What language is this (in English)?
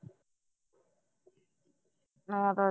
Punjabi